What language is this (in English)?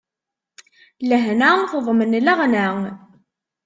Kabyle